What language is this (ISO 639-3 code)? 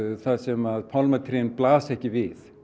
isl